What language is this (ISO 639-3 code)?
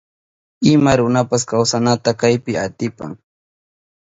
qup